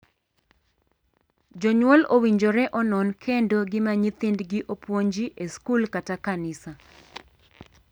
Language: Luo (Kenya and Tanzania)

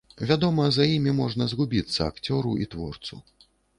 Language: Belarusian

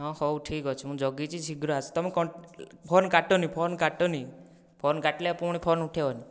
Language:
Odia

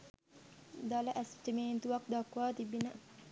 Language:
Sinhala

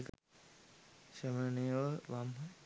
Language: Sinhala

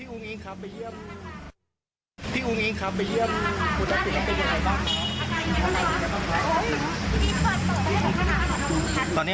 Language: Thai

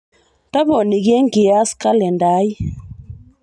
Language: Masai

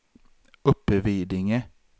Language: Swedish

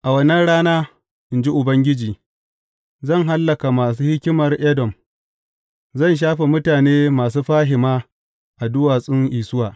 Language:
Hausa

